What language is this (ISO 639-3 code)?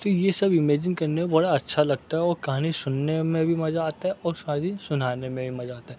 urd